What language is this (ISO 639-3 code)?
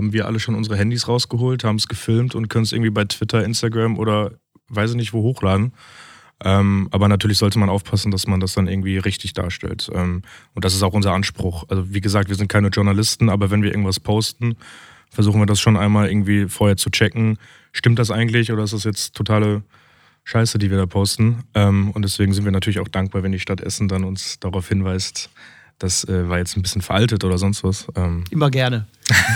deu